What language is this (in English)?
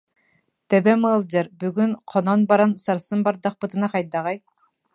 Yakut